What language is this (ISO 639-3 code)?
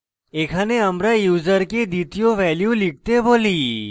ben